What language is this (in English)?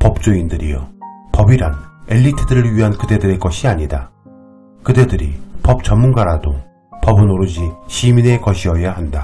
Korean